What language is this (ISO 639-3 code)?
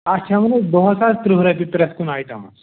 kas